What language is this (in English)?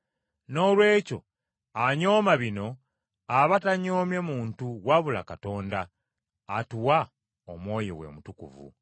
Ganda